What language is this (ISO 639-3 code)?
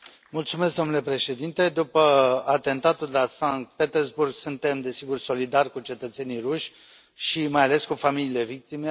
ron